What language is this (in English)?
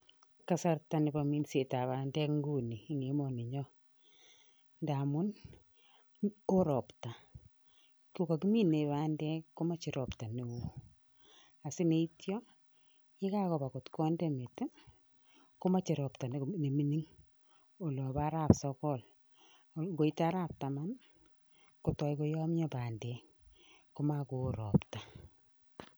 Kalenjin